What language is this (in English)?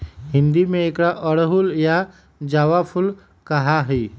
Magahi